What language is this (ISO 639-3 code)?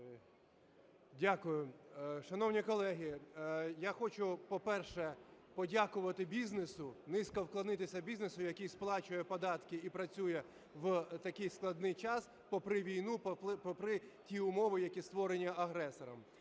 ukr